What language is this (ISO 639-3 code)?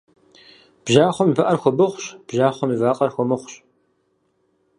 kbd